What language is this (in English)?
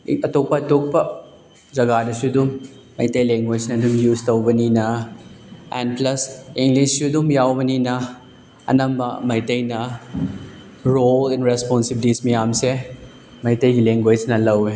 Manipuri